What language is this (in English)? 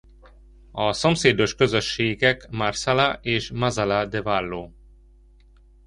Hungarian